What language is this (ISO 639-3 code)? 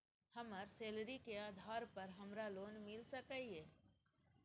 mai